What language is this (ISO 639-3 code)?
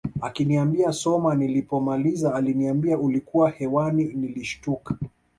swa